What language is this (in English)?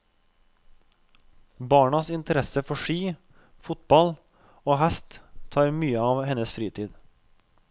Norwegian